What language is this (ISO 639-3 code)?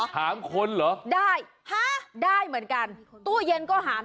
tha